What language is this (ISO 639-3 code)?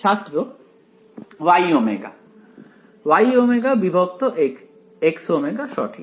ben